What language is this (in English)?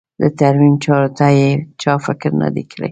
Pashto